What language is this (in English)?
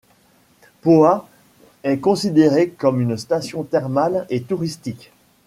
French